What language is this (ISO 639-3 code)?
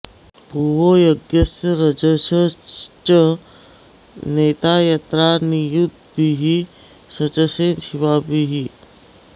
san